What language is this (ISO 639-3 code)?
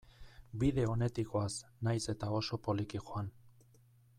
eus